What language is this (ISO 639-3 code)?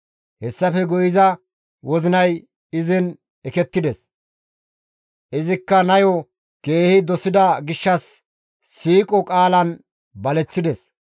gmv